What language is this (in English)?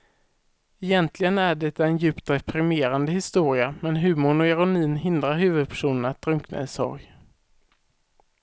Swedish